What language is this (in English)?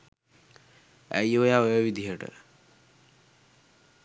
Sinhala